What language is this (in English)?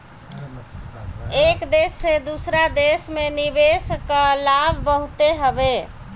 Bhojpuri